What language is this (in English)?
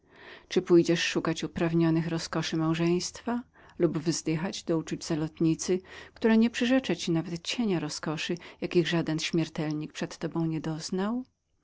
Polish